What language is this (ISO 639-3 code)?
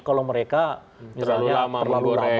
ind